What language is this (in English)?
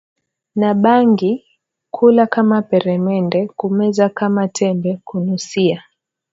Swahili